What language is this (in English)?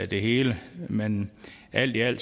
Danish